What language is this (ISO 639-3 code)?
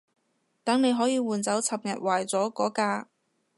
yue